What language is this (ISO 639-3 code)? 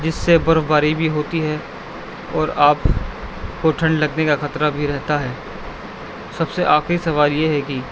urd